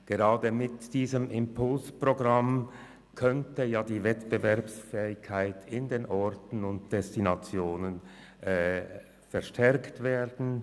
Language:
Swiss German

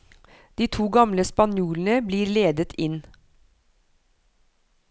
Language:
Norwegian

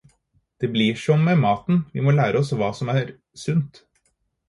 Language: Norwegian Bokmål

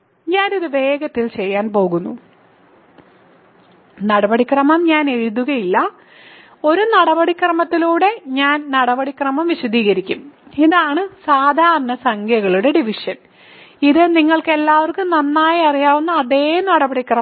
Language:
Malayalam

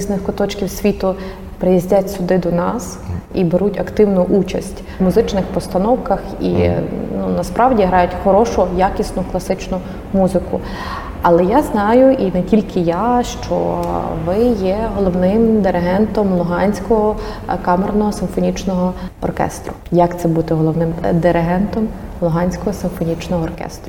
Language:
Ukrainian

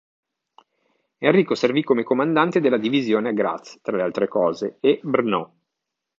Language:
Italian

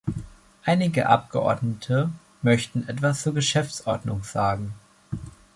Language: German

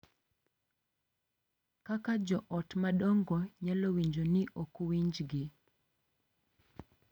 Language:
Luo (Kenya and Tanzania)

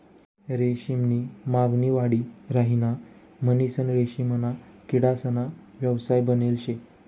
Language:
Marathi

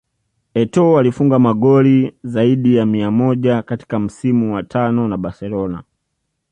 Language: Swahili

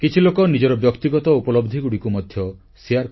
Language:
Odia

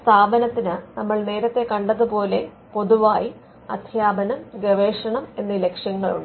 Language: Malayalam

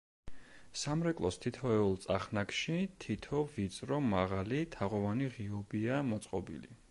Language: Georgian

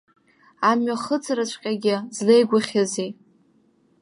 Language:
Abkhazian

